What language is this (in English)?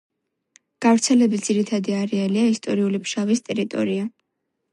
Georgian